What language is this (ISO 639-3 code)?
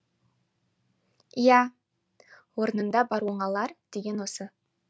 kaz